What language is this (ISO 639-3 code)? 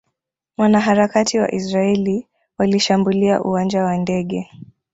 swa